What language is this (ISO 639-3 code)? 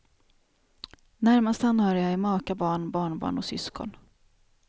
swe